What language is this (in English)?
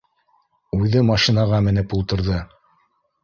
Bashkir